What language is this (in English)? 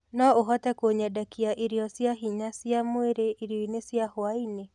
Kikuyu